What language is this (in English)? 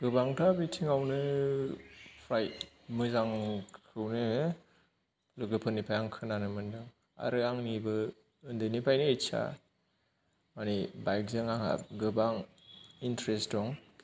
Bodo